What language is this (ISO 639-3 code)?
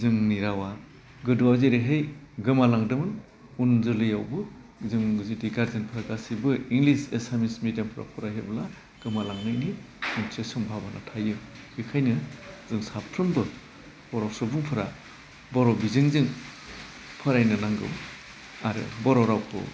brx